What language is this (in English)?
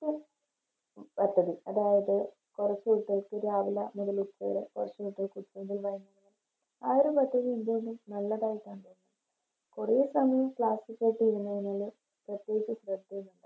Malayalam